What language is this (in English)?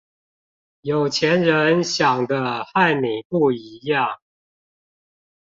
Chinese